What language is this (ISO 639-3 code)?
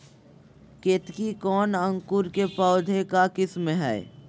mag